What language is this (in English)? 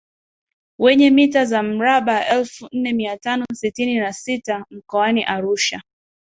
Swahili